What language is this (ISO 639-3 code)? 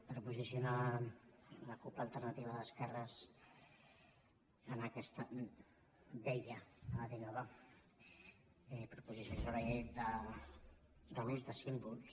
cat